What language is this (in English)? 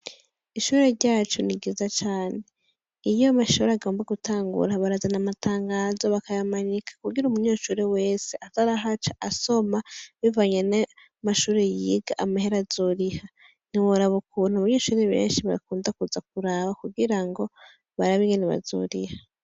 Rundi